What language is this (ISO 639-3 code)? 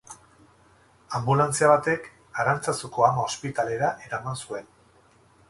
eus